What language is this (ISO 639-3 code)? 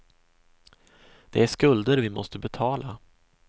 swe